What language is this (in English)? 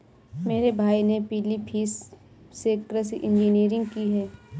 Hindi